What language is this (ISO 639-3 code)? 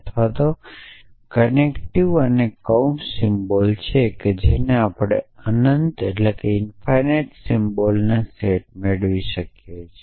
guj